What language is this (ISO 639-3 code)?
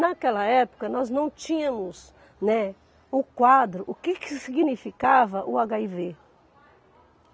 por